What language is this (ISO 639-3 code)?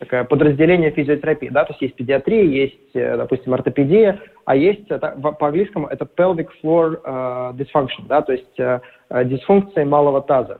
rus